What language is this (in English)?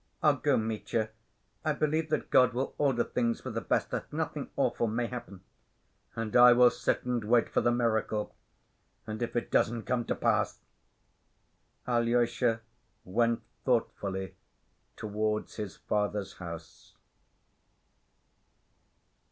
English